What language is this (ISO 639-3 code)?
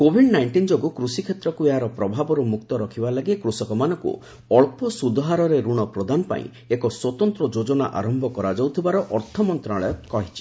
ori